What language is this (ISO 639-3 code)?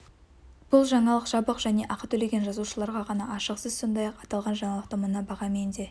kaz